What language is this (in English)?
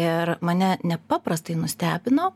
Lithuanian